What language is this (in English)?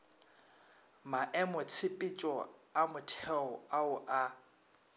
Northern Sotho